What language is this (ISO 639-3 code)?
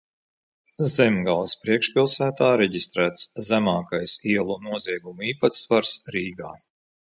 lav